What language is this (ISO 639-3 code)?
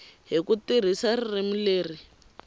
tso